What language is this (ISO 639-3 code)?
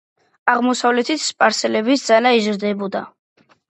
kat